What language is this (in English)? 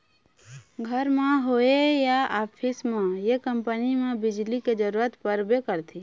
Chhattisgarhi